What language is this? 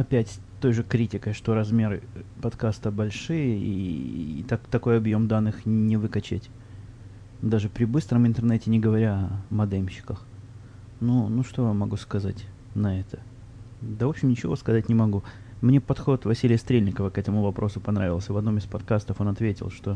Russian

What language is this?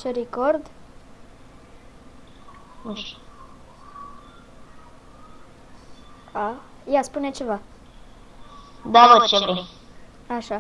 French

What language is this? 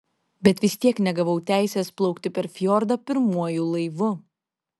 Lithuanian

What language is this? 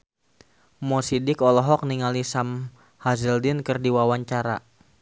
Sundanese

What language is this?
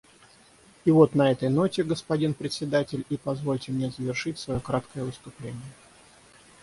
Russian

